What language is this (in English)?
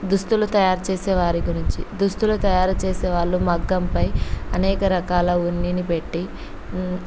Telugu